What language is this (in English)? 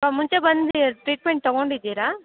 Kannada